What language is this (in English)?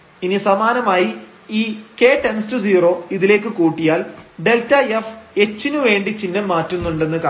Malayalam